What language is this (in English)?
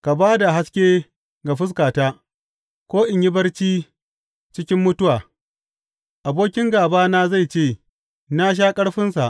Hausa